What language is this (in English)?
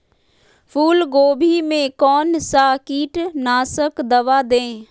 Magahi